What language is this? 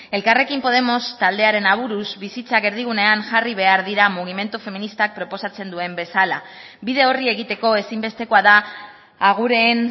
Basque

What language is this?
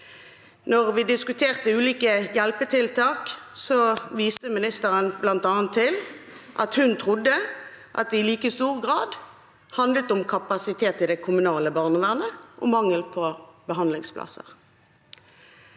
Norwegian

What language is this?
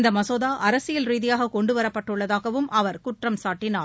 Tamil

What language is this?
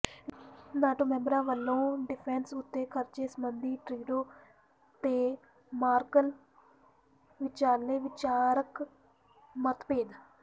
Punjabi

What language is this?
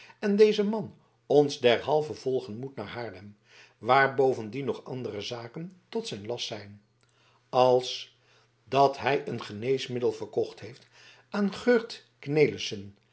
Dutch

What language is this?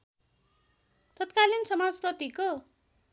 Nepali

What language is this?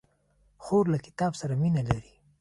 Pashto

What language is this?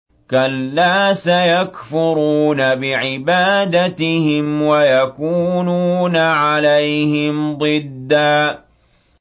Arabic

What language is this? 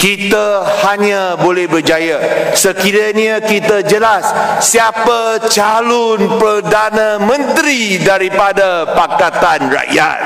Malay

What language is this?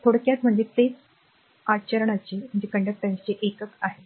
Marathi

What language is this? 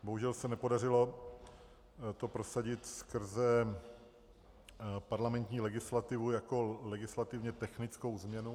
Czech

